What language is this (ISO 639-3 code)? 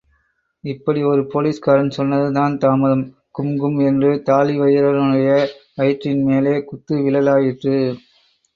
tam